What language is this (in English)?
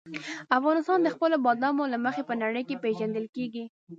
Pashto